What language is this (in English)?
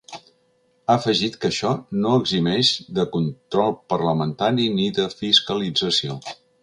Catalan